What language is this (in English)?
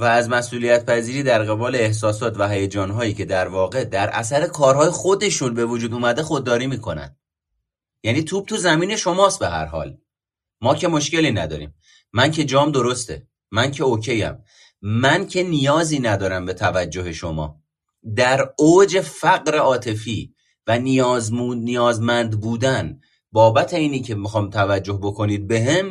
Persian